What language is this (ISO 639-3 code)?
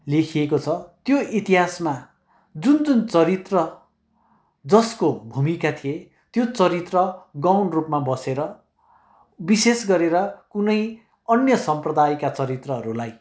nep